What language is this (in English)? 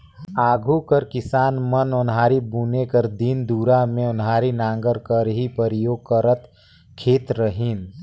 Chhattisgarhi